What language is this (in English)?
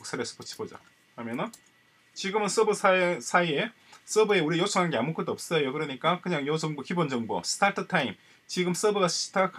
Korean